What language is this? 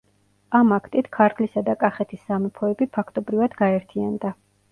Georgian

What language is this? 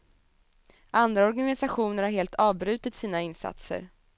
Swedish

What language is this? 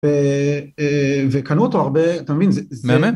Hebrew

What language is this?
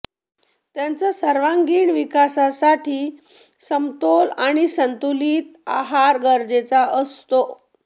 Marathi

